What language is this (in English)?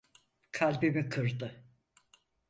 Turkish